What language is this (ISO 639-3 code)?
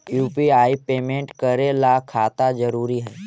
mag